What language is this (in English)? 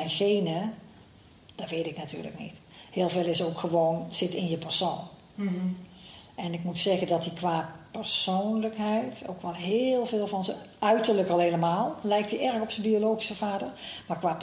Dutch